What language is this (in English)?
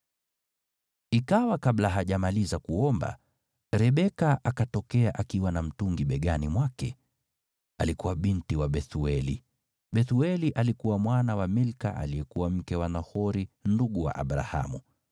Swahili